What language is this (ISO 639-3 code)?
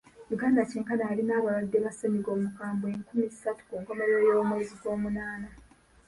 lug